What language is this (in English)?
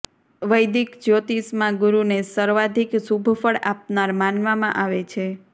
Gujarati